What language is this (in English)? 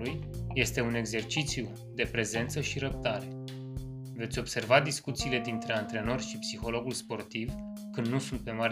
Romanian